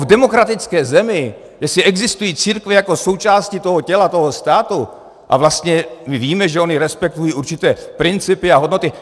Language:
Czech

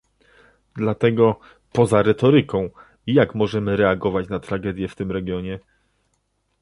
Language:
Polish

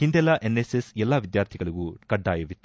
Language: Kannada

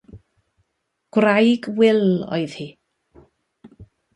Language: Welsh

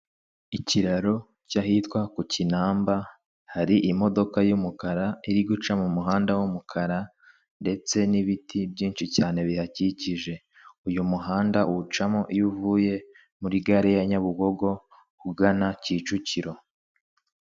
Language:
Kinyarwanda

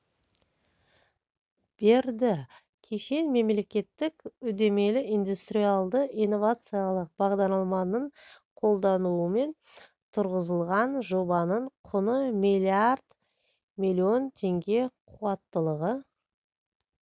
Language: Kazakh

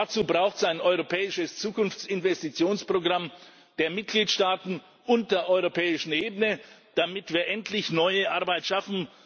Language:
German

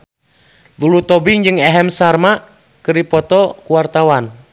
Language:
Sundanese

